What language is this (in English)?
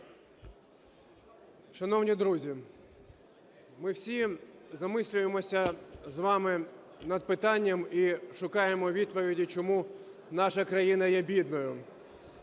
Ukrainian